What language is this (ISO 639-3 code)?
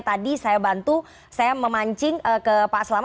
ind